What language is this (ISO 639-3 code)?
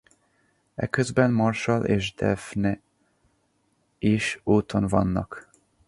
hun